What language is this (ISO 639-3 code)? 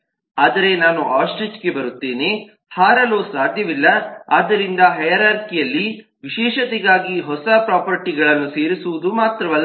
kan